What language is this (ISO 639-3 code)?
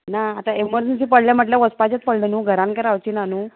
kok